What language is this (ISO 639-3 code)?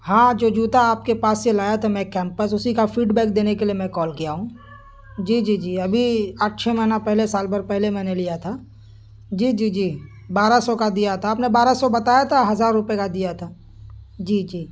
urd